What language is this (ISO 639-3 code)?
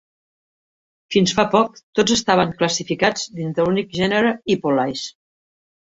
cat